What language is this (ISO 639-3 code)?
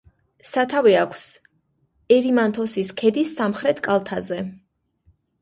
kat